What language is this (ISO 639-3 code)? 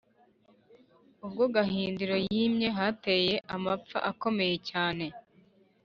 kin